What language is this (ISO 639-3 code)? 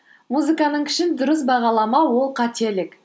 kaz